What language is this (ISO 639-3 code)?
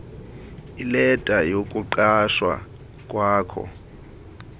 xho